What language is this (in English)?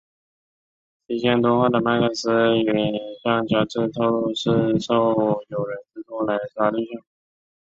Chinese